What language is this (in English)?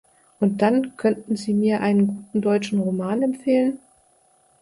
German